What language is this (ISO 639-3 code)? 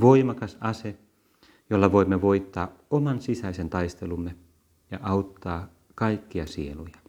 fin